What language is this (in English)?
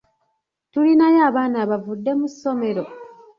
Ganda